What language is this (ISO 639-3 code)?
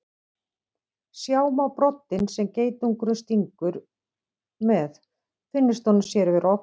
isl